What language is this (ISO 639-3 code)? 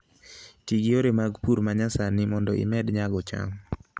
luo